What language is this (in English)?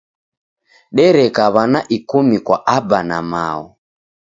Taita